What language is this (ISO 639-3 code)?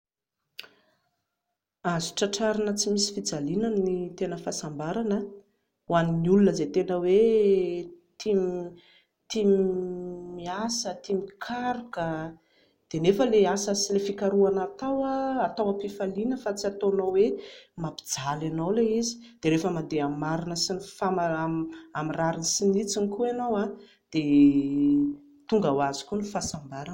mlg